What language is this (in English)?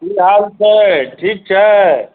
Maithili